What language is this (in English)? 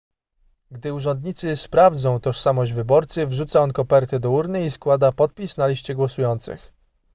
Polish